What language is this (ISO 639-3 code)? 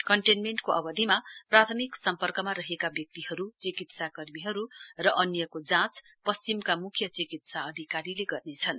nep